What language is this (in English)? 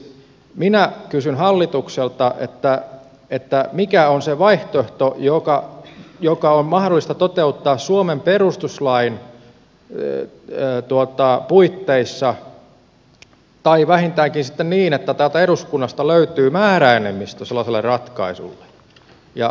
Finnish